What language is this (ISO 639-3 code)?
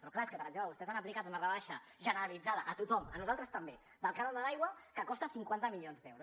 cat